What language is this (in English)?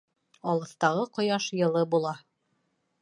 Bashkir